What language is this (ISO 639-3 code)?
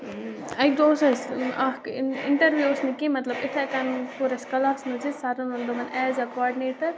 kas